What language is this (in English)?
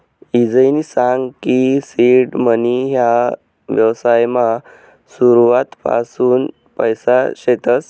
Marathi